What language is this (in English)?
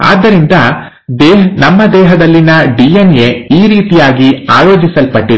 Kannada